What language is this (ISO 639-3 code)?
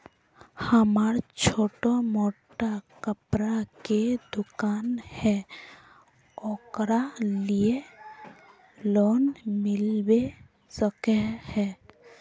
mag